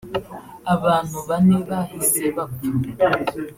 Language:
Kinyarwanda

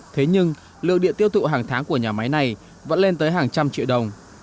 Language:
Vietnamese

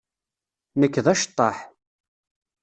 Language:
Kabyle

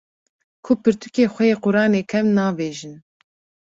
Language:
Kurdish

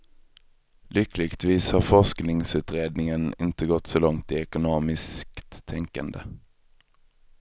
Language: Swedish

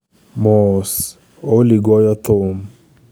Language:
Luo (Kenya and Tanzania)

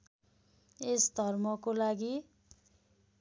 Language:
Nepali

